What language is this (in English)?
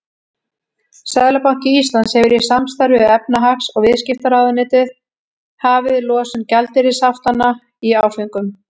Icelandic